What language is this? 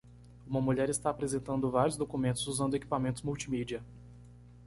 Portuguese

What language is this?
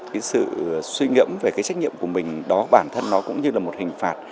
Vietnamese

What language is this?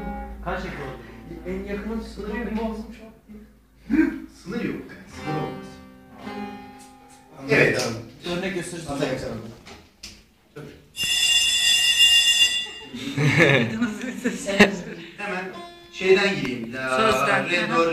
Turkish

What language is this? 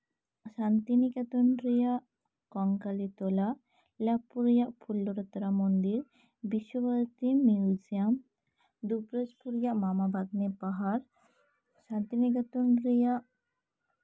Santali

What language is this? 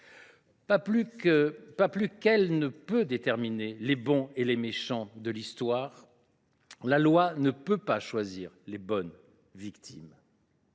French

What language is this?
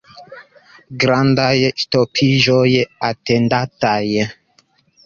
Esperanto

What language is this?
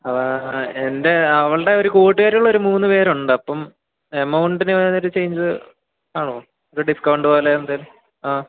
Malayalam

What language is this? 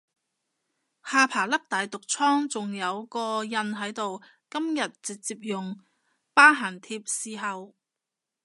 Cantonese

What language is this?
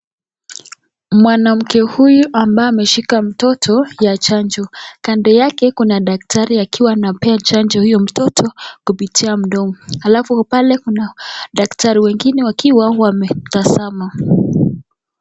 Swahili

